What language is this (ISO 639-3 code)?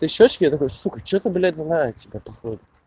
rus